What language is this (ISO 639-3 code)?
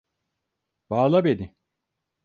tur